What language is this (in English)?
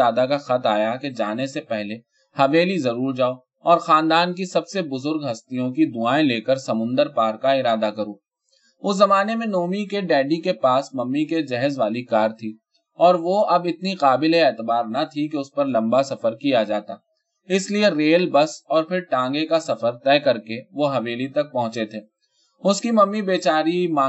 Urdu